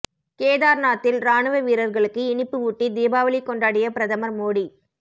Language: Tamil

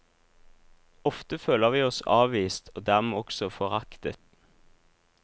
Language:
Norwegian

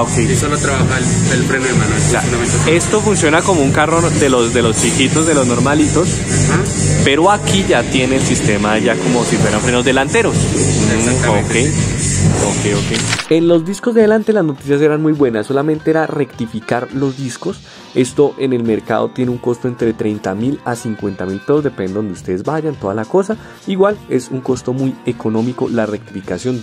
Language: Spanish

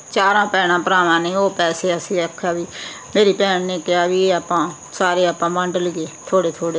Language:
Punjabi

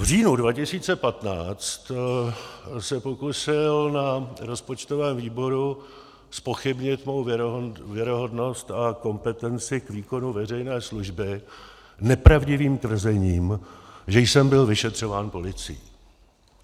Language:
Czech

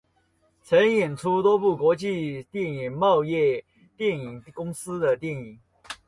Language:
Chinese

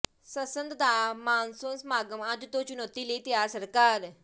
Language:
Punjabi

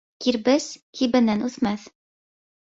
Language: Bashkir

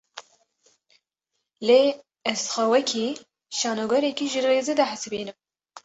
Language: Kurdish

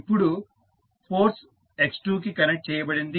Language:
Telugu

